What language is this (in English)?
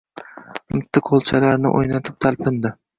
Uzbek